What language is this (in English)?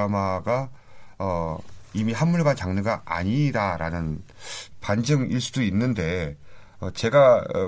Korean